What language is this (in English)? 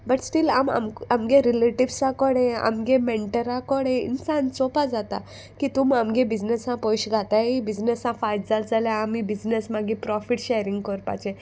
Konkani